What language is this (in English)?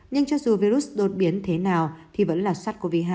Vietnamese